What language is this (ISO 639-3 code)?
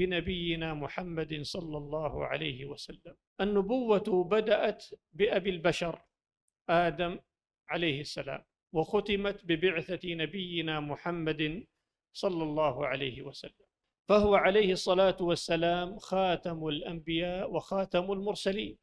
ara